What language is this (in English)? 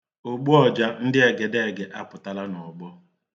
Igbo